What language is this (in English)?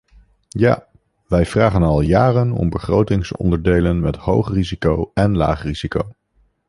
Dutch